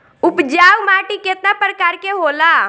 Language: Bhojpuri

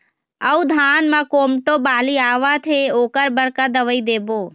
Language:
Chhattisgarhi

